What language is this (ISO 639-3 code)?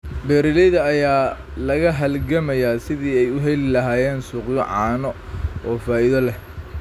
som